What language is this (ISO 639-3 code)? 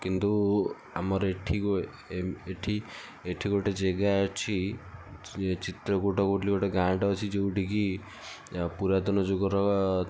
ori